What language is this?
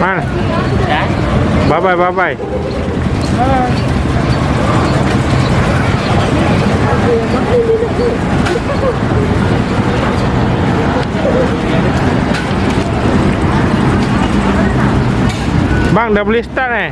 Malay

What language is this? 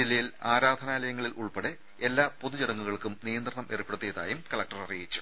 Malayalam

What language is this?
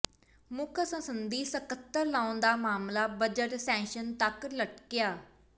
Punjabi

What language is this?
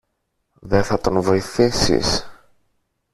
Greek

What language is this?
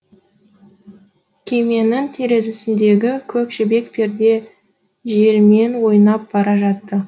Kazakh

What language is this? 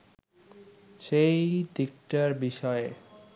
Bangla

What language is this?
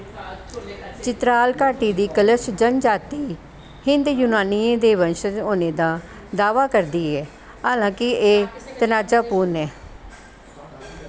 Dogri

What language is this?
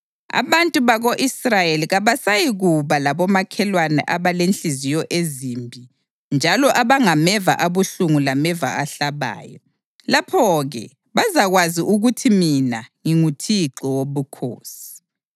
North Ndebele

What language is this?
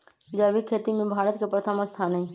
Magahi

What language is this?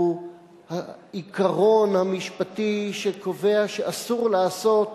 Hebrew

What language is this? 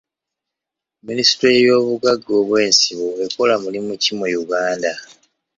Ganda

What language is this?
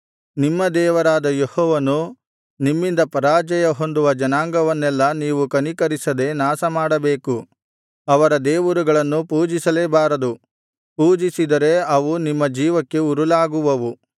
Kannada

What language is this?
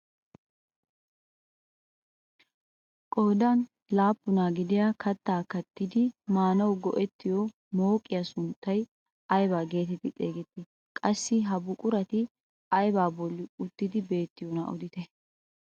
Wolaytta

